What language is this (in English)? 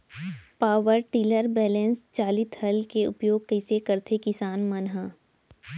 Chhattisgarhi